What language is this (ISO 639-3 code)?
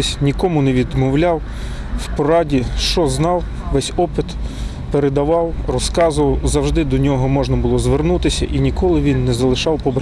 ukr